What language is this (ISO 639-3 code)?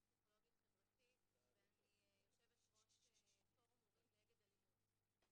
heb